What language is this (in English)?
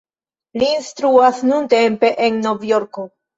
Esperanto